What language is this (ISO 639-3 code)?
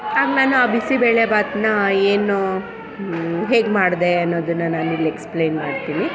kan